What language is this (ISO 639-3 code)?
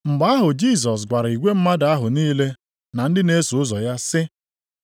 ibo